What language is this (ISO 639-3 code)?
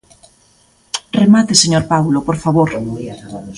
glg